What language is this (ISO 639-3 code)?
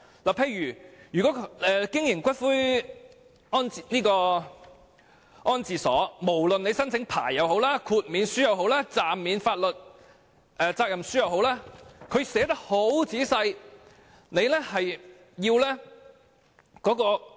yue